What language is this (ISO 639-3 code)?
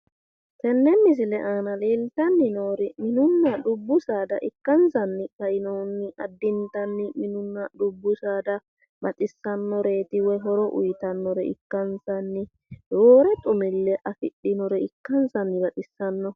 sid